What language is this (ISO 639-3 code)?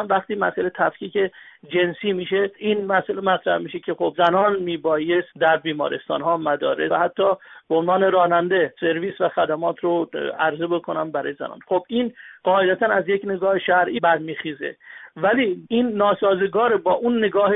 fas